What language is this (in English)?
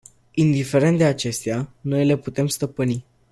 Romanian